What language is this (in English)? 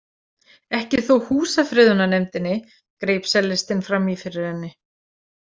Icelandic